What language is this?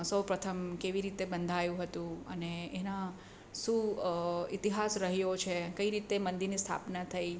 Gujarati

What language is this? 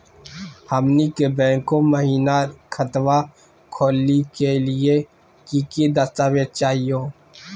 Magahi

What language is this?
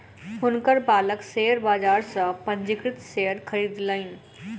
Maithili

